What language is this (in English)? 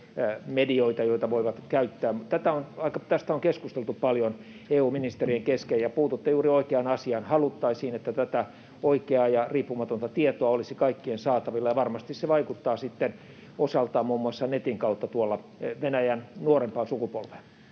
Finnish